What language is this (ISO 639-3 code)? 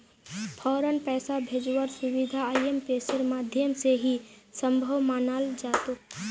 mag